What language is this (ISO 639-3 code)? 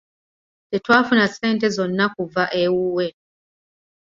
lug